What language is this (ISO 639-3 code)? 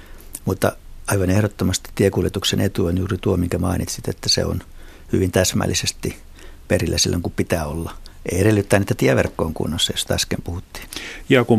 fin